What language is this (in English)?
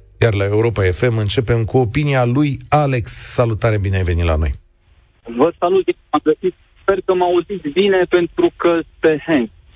Romanian